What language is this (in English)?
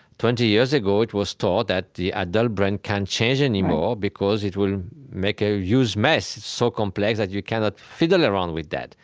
English